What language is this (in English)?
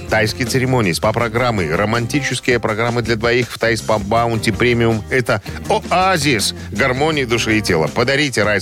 Russian